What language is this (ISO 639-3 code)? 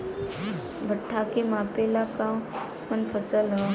bho